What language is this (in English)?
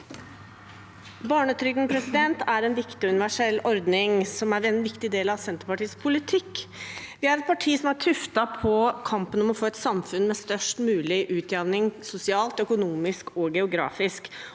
Norwegian